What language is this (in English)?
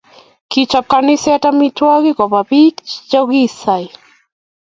Kalenjin